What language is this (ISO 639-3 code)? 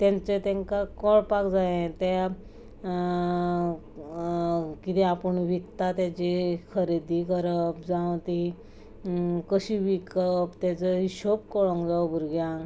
kok